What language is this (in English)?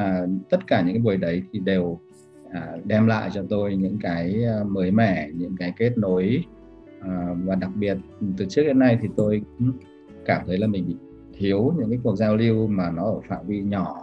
Vietnamese